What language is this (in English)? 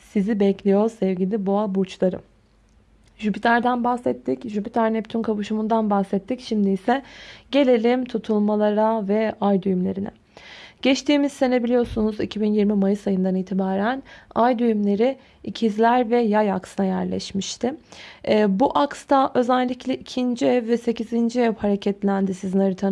Turkish